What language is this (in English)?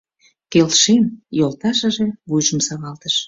Mari